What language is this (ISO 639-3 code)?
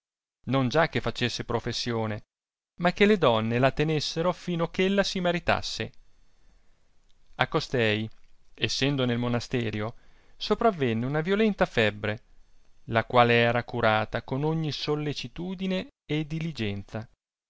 ita